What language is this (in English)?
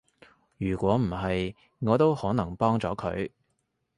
Cantonese